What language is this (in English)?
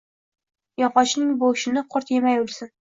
Uzbek